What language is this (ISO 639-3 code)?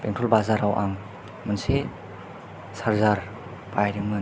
brx